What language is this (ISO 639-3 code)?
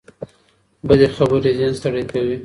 pus